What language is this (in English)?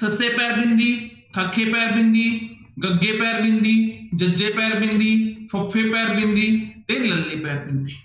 Punjabi